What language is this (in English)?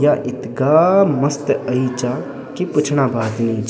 Garhwali